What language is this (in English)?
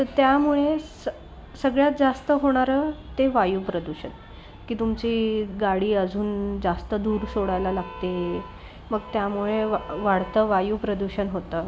Marathi